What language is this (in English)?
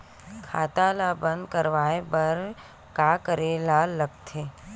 Chhattisgarhi